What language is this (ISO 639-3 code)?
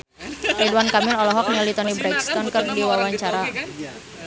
sun